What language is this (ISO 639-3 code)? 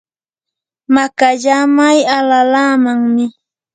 qur